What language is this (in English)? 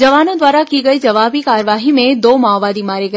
Hindi